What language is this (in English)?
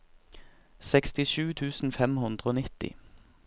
Norwegian